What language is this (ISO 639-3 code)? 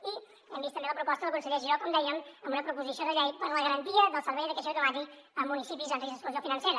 cat